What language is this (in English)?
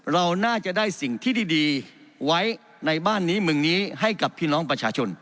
Thai